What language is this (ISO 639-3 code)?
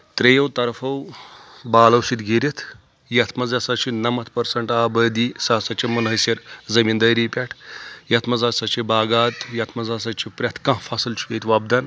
kas